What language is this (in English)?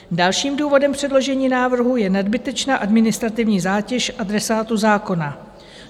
Czech